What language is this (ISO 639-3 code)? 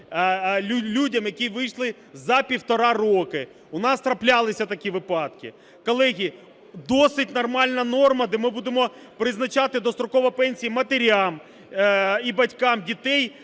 ukr